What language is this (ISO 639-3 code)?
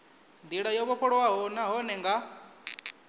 ven